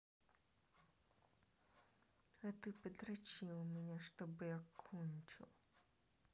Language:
Russian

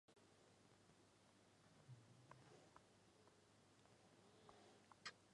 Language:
Chinese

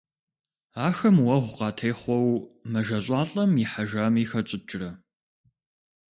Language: Kabardian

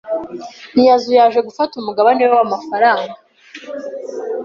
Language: Kinyarwanda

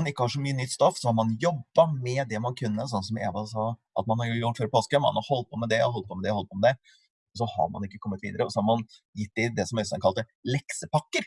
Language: Norwegian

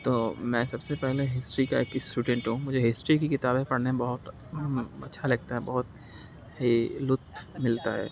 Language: Urdu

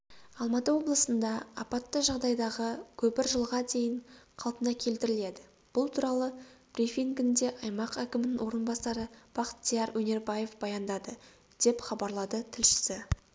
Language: Kazakh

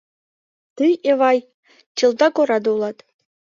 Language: Mari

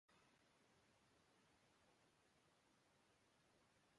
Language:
Basque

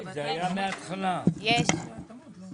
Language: Hebrew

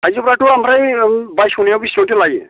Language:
Bodo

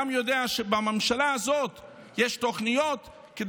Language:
Hebrew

